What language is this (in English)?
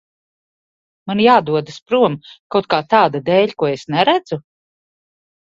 Latvian